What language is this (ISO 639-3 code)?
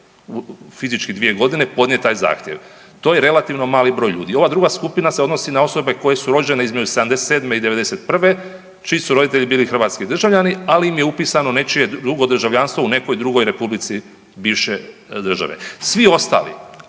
hrv